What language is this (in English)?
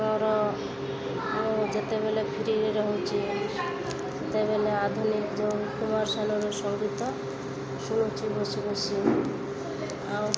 Odia